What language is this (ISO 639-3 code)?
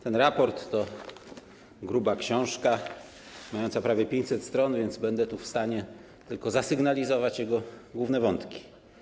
pol